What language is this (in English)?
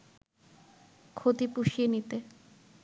Bangla